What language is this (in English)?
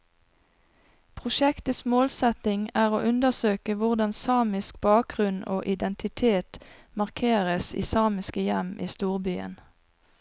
Norwegian